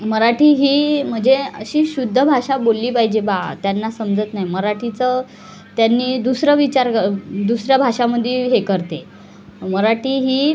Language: Marathi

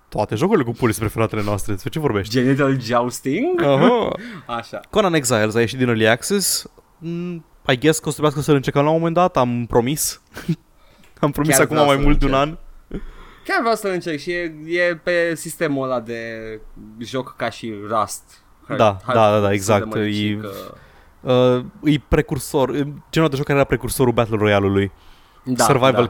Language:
Romanian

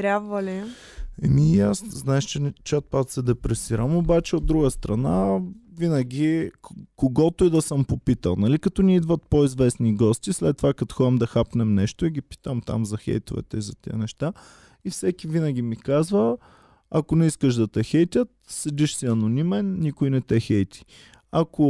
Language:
Bulgarian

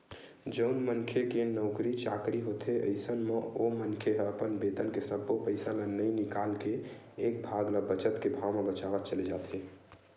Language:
Chhattisgarhi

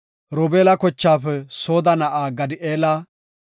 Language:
Gofa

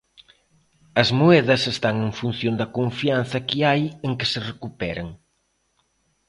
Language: Galician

